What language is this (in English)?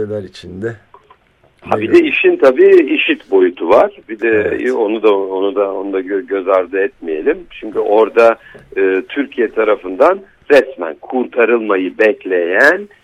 Turkish